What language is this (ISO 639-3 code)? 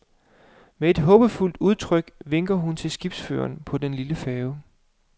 dan